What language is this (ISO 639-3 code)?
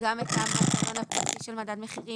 heb